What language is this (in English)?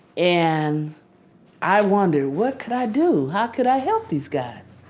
English